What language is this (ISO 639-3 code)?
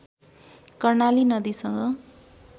nep